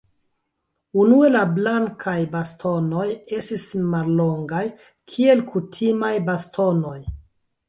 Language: Esperanto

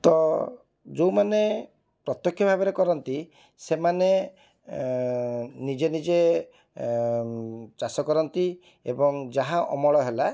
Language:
Odia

